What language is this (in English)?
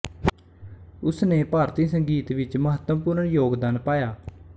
Punjabi